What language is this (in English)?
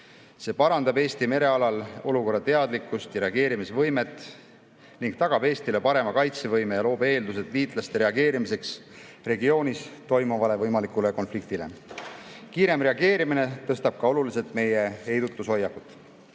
Estonian